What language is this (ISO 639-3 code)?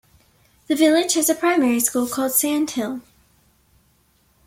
eng